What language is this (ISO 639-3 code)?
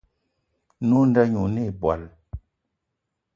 eto